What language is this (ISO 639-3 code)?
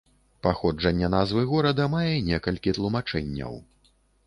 bel